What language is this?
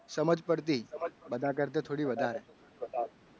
Gujarati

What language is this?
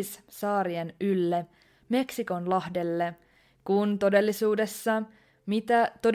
Finnish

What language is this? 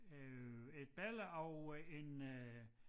Danish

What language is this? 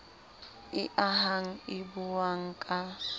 Southern Sotho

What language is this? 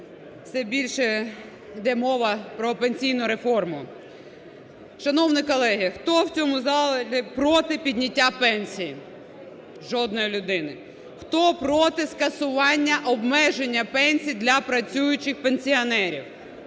Ukrainian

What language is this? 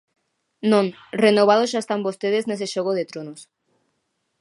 Galician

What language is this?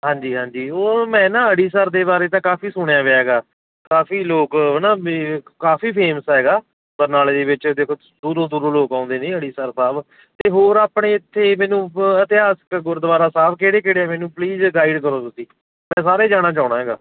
Punjabi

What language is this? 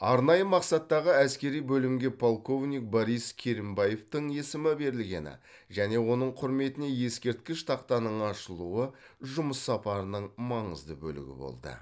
Kazakh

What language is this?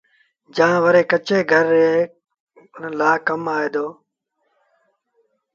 Sindhi Bhil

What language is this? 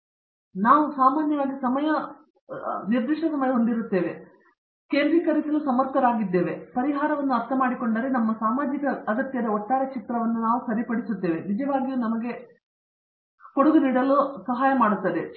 Kannada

